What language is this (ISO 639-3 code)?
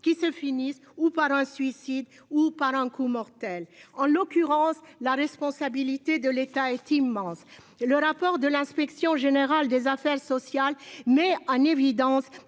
fra